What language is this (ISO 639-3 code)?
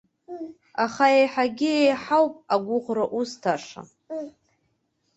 abk